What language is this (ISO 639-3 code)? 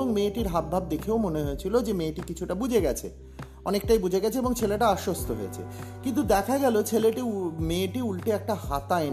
ben